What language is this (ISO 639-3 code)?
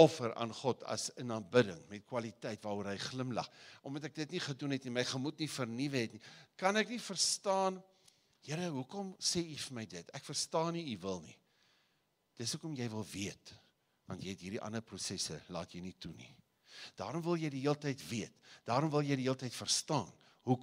nld